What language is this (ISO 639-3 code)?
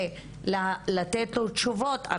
heb